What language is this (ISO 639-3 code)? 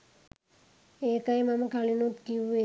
sin